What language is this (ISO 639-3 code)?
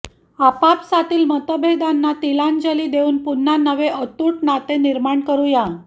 mar